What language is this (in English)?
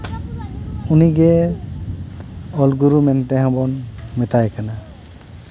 Santali